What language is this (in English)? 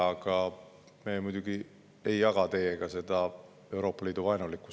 Estonian